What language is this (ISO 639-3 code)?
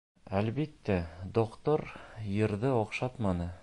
bak